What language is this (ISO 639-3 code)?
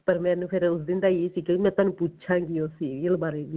pan